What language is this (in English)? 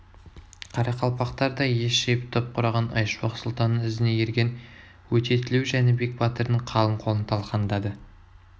Kazakh